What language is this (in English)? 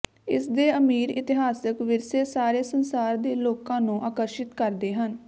Punjabi